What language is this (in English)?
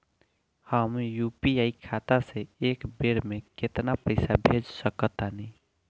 Bhojpuri